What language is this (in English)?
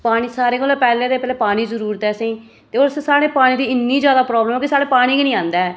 Dogri